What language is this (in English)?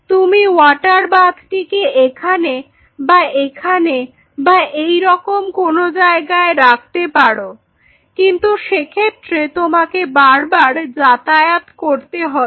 Bangla